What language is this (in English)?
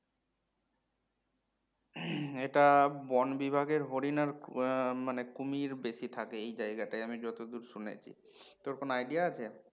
Bangla